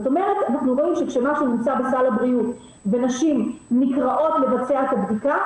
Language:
Hebrew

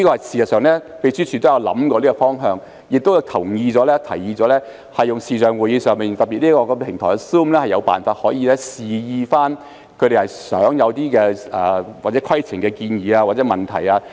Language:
Cantonese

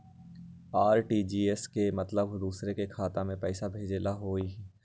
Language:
Magahi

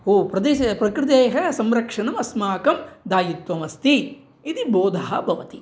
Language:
Sanskrit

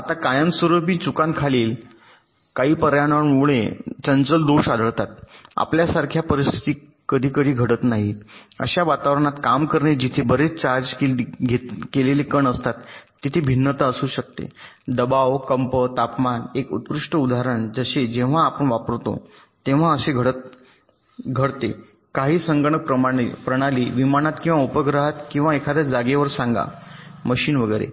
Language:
Marathi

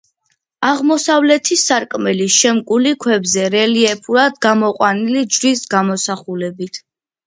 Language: Georgian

